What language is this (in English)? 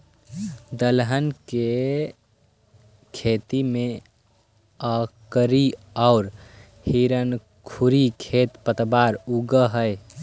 Magahi